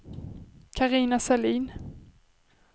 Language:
Swedish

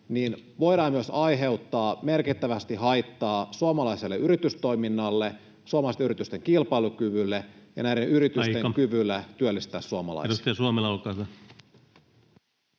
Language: Finnish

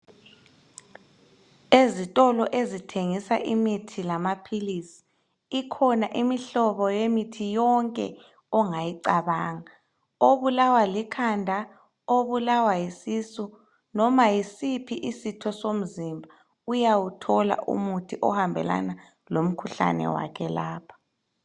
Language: North Ndebele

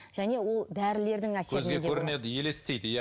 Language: Kazakh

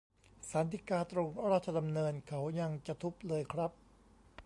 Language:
Thai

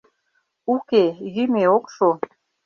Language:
Mari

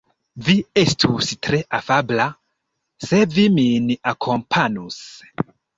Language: Esperanto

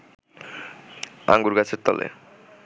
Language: Bangla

